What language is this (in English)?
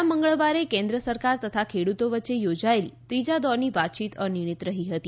Gujarati